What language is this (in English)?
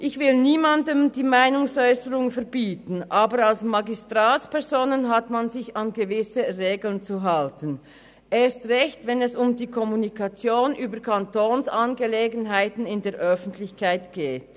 Swiss German